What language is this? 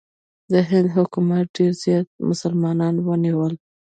Pashto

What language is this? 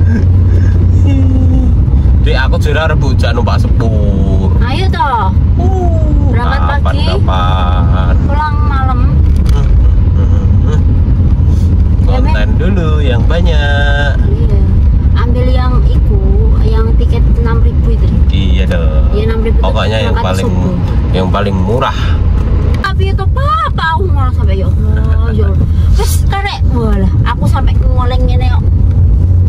Indonesian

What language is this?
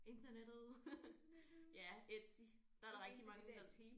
Danish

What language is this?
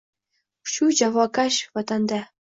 Uzbek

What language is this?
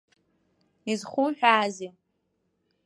Abkhazian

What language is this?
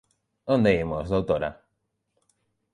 Galician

